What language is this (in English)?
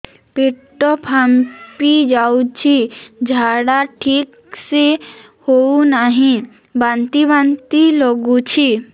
Odia